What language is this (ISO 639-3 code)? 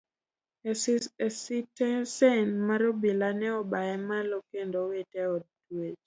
luo